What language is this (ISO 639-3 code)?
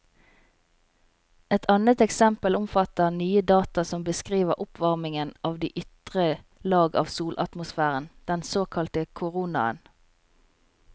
nor